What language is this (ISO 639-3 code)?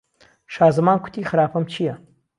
ckb